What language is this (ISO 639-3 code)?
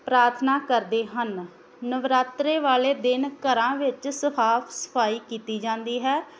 pan